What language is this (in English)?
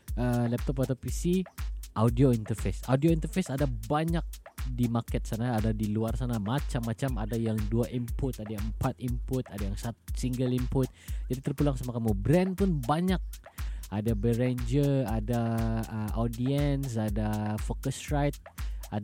Malay